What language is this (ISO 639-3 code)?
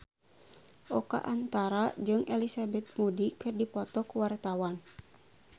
sun